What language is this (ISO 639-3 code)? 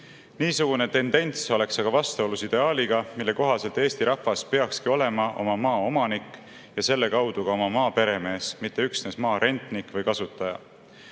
est